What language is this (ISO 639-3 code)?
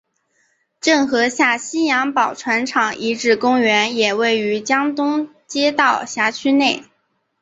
zho